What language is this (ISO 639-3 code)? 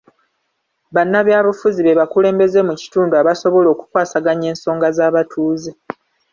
lug